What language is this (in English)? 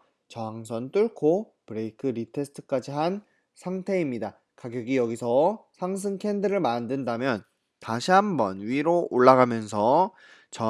Korean